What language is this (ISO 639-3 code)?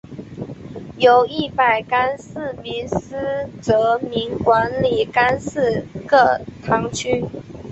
zho